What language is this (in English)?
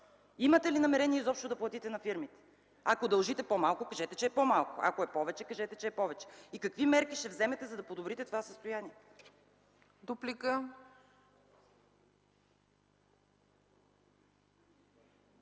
Bulgarian